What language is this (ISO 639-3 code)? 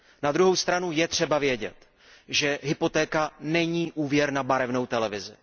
ces